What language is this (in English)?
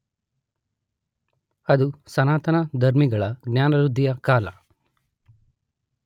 Kannada